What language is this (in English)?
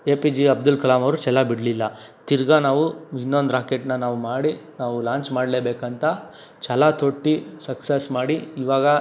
Kannada